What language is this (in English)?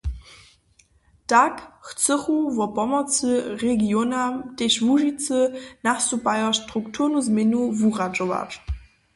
Upper Sorbian